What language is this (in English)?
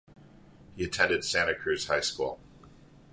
English